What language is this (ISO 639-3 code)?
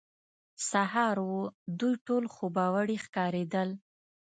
pus